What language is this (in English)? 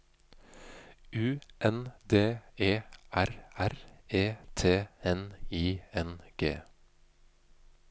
Norwegian